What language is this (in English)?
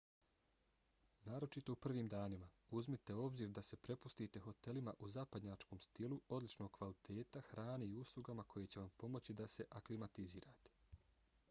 Bosnian